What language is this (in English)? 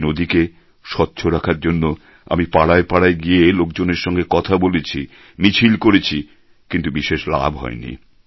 Bangla